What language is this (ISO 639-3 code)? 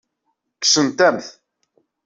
kab